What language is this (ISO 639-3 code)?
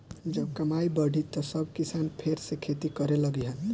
bho